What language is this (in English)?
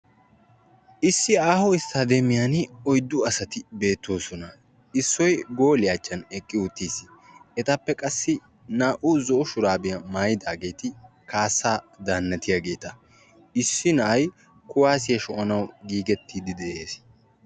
Wolaytta